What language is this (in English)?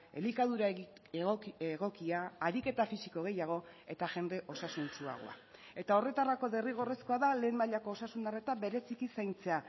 Basque